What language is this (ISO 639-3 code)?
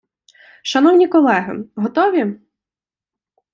ukr